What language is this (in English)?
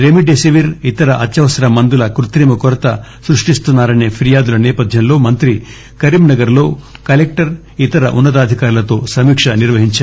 Telugu